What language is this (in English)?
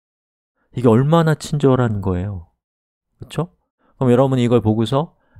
Korean